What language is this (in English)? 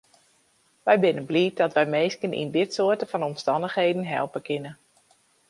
Western Frisian